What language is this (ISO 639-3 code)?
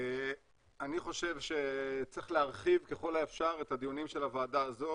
heb